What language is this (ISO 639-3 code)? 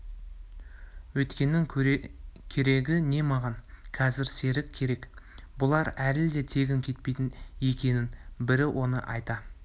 kaz